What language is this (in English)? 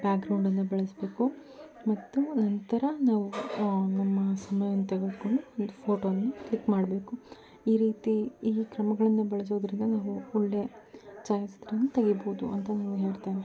Kannada